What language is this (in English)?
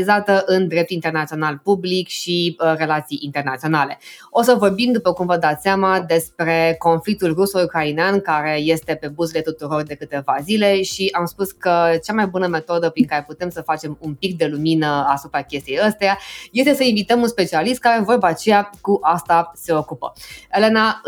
Romanian